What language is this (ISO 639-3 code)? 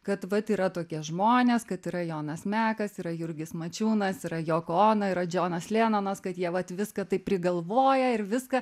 lit